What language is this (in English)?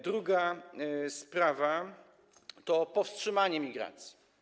Polish